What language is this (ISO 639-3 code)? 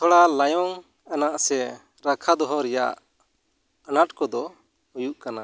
sat